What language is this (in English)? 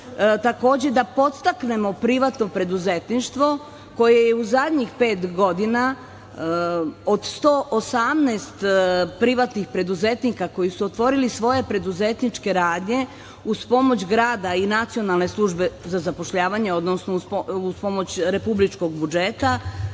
Serbian